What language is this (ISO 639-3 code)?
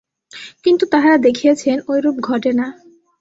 ben